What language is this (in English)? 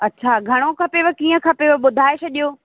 Sindhi